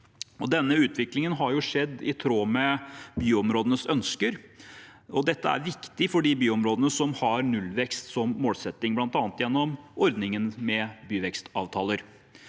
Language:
Norwegian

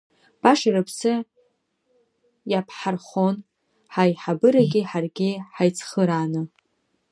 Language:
Abkhazian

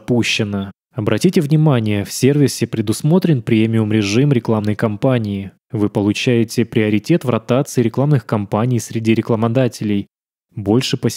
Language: Russian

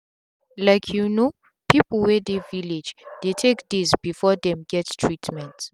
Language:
Nigerian Pidgin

